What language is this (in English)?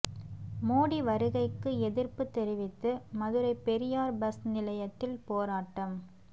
Tamil